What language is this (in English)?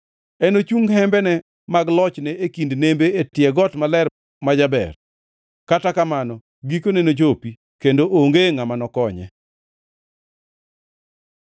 Luo (Kenya and Tanzania)